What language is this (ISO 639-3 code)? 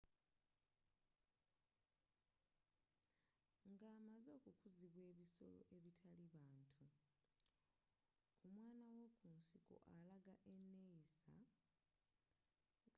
lug